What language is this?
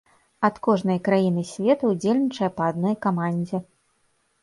Belarusian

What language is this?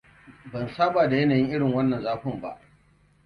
Hausa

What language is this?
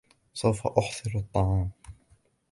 Arabic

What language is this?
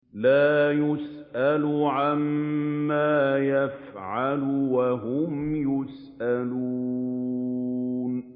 Arabic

